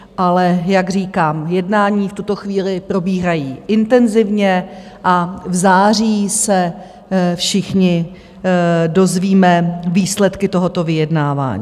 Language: Czech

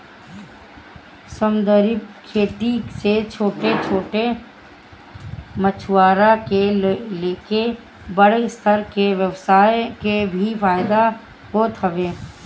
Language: Bhojpuri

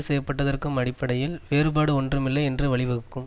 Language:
Tamil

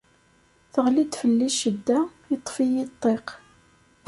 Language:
Kabyle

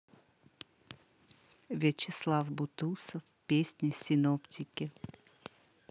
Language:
Russian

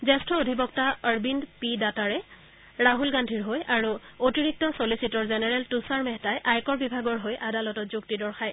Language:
Assamese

